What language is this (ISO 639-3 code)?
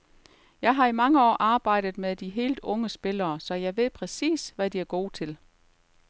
dan